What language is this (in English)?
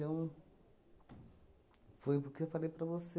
Portuguese